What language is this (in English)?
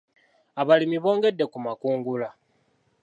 Ganda